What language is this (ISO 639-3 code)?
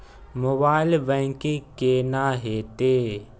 mai